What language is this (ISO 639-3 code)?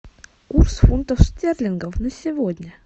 rus